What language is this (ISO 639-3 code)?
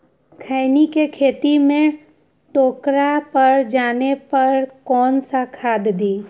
mag